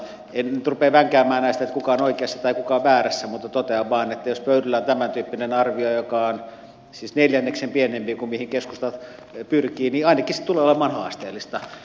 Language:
Finnish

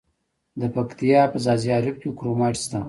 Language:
Pashto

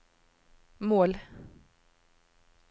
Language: Norwegian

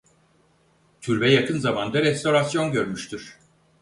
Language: Turkish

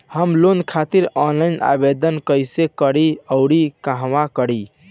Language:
Bhojpuri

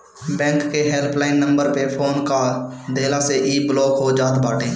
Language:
Bhojpuri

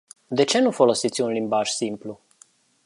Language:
Romanian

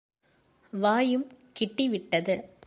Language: Tamil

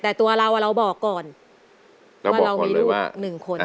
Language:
Thai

